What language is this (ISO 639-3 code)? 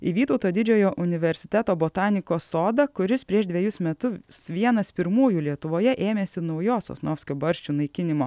lit